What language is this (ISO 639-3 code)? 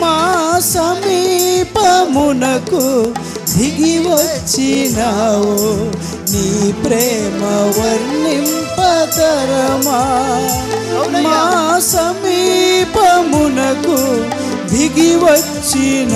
tel